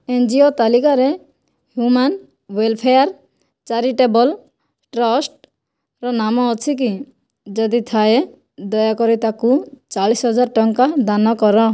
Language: Odia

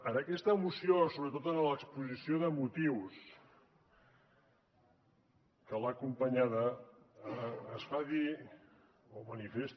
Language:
Catalan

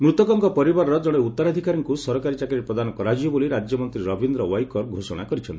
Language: Odia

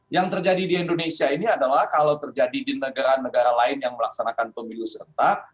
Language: Indonesian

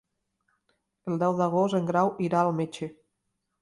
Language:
Catalan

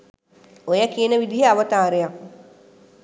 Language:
Sinhala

